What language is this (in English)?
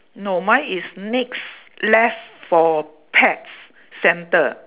English